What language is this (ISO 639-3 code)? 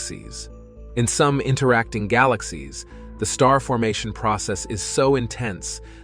eng